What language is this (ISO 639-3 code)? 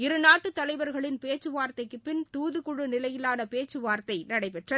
tam